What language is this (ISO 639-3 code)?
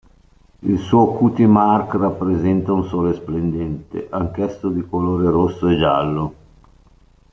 ita